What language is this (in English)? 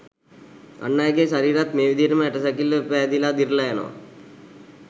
Sinhala